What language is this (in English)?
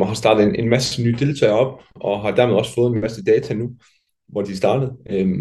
Danish